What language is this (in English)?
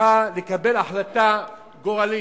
Hebrew